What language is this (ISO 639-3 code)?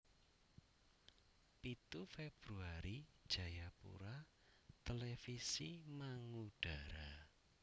jav